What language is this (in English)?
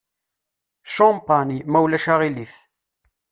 Kabyle